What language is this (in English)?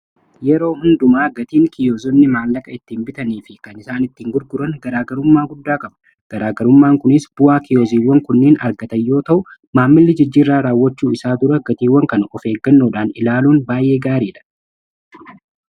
Oromo